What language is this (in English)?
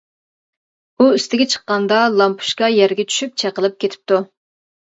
Uyghur